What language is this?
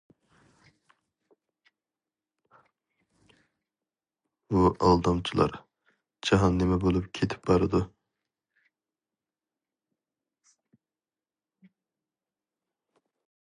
Uyghur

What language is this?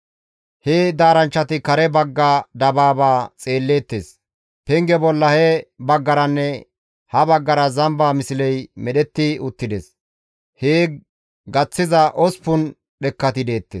Gamo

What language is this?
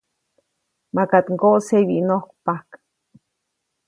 Copainalá Zoque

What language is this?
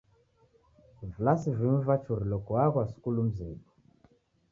Taita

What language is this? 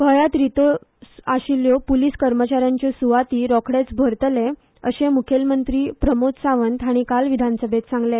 Konkani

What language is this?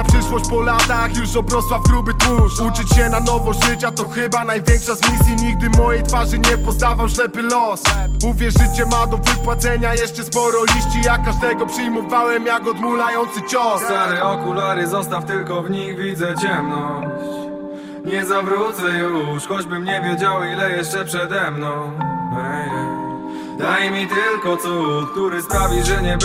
Polish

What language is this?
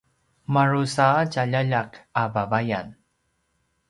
Paiwan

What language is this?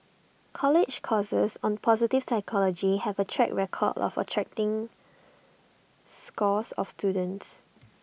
English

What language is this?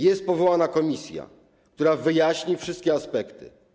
Polish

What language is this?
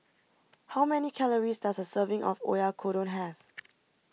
English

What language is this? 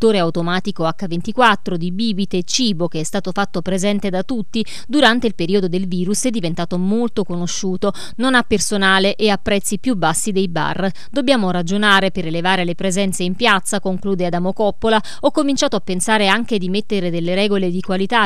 Italian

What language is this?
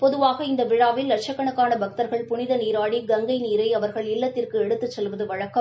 Tamil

